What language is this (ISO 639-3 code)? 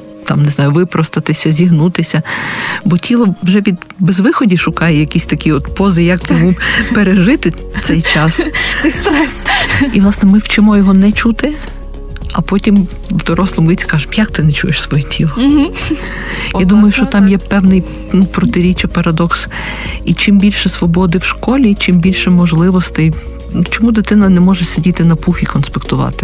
ukr